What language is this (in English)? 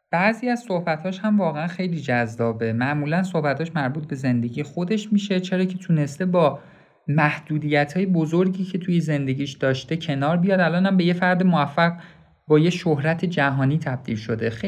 Persian